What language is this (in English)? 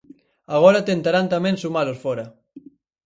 Galician